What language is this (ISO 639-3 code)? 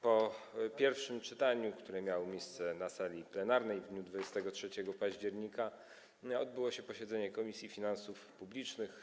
pol